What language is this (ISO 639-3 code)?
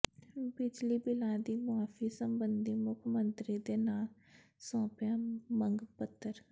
pan